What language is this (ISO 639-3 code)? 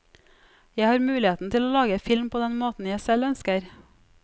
nor